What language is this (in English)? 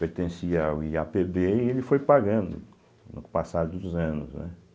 Portuguese